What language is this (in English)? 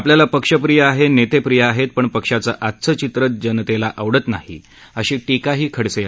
Marathi